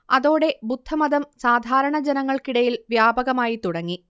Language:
Malayalam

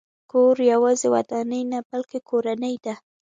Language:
Pashto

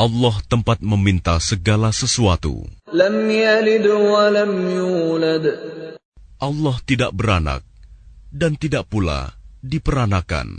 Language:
Malay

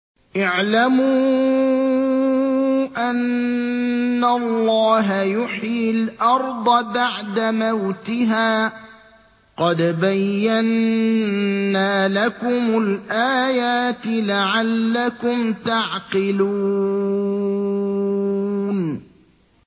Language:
Arabic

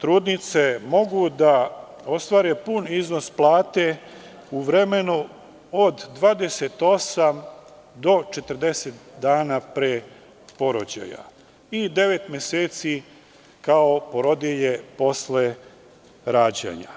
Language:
Serbian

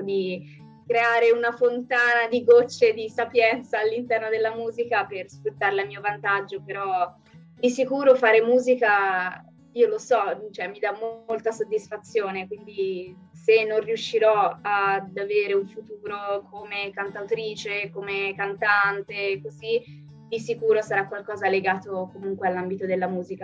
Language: Italian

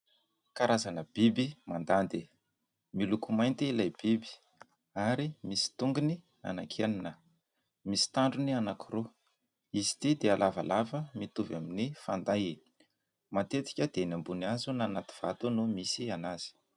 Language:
Malagasy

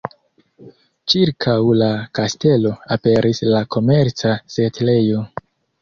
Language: Esperanto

